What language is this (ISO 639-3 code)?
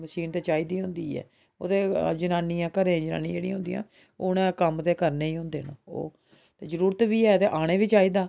doi